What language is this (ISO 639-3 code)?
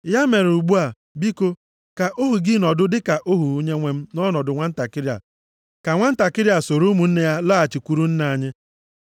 ibo